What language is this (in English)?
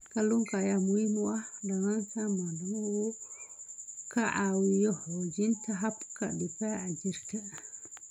Somali